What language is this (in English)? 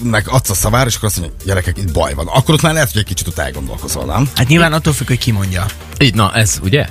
Hungarian